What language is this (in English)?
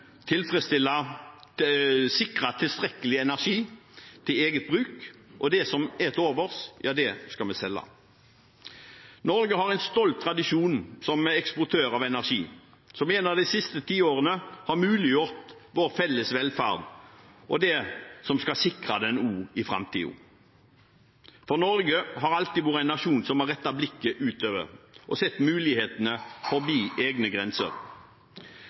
Norwegian Bokmål